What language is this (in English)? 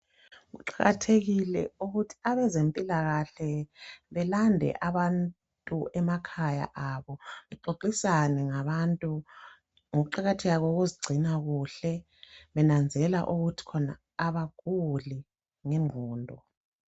North Ndebele